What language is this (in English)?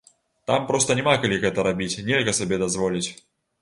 Belarusian